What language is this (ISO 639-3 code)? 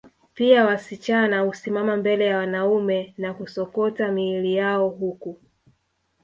swa